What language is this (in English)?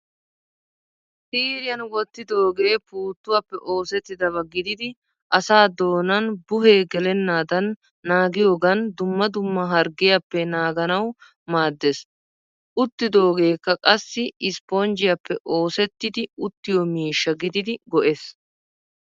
Wolaytta